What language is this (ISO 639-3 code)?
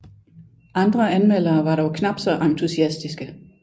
dan